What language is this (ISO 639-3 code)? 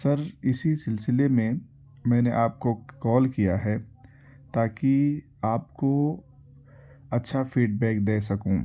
urd